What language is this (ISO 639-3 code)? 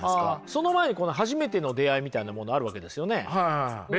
jpn